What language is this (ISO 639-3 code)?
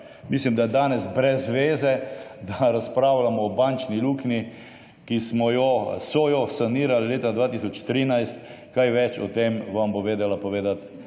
slv